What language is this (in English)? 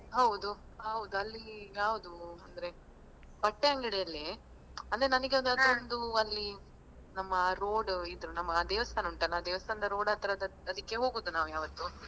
Kannada